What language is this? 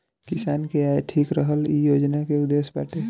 Bhojpuri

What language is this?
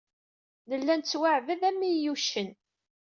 Kabyle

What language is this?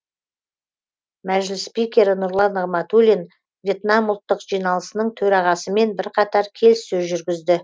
Kazakh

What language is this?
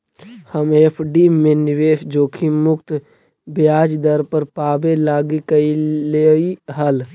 Magahi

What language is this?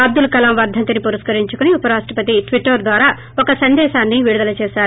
Telugu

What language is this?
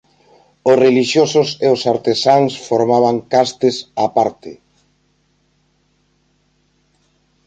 Galician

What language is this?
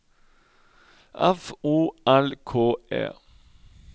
Norwegian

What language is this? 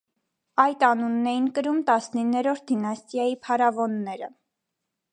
Armenian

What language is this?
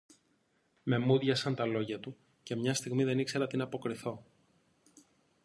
Greek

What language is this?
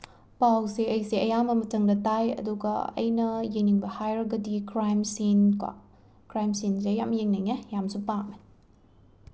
Manipuri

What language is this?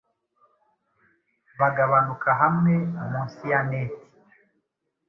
Kinyarwanda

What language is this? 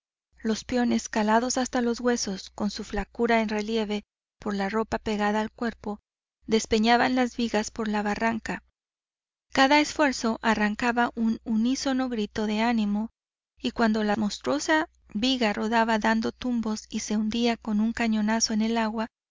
Spanish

